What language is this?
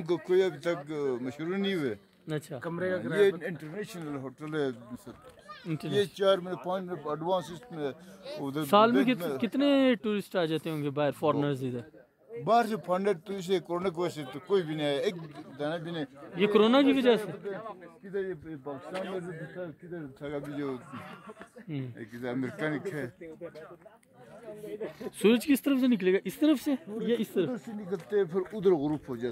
Turkish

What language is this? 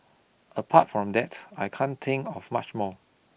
English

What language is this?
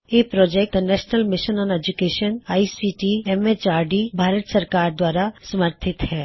Punjabi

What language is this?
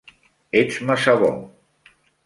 Catalan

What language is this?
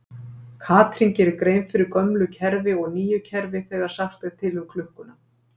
Icelandic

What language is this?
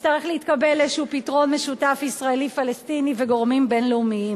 Hebrew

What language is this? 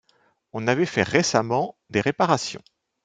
French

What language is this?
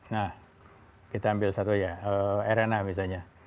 Indonesian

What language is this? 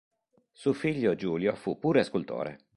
Italian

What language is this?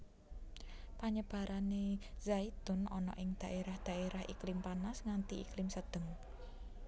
Javanese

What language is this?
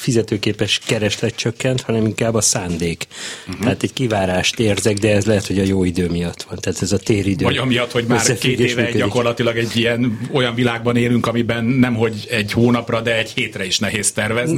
Hungarian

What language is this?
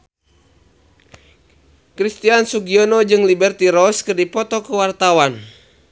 Sundanese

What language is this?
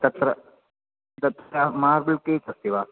Sanskrit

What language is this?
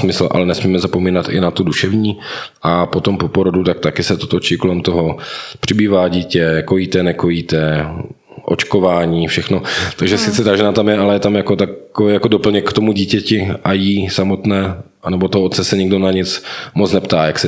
Czech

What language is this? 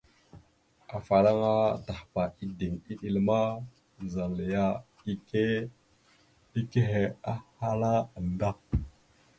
Mada (Cameroon)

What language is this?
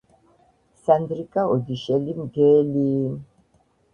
Georgian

